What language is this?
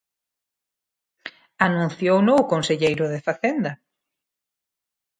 Galician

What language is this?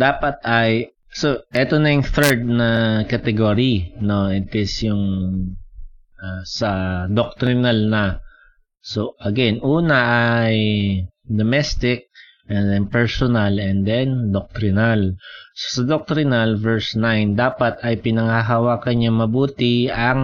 Filipino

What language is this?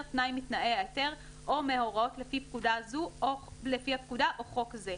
Hebrew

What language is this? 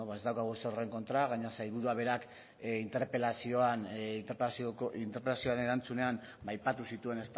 Basque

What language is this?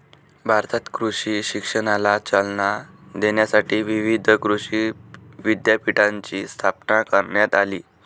Marathi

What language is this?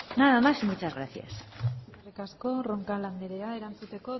Basque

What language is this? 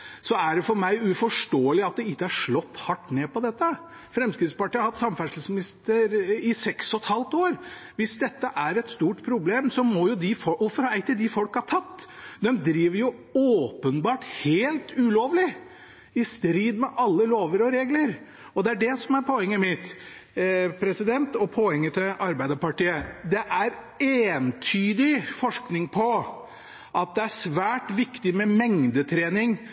Norwegian Bokmål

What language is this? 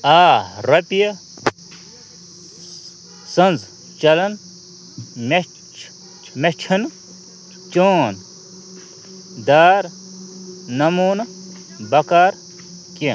Kashmiri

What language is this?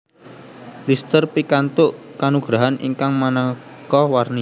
Javanese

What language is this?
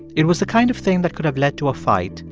English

